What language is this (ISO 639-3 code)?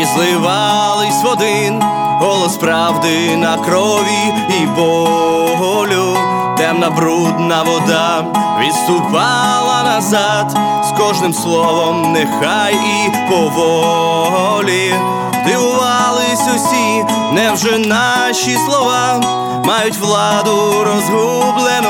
ukr